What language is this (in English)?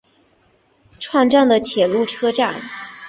Chinese